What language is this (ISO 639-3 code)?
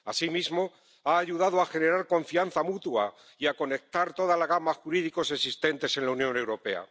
spa